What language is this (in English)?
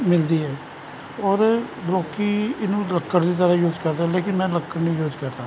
Punjabi